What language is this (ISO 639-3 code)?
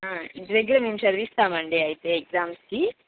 tel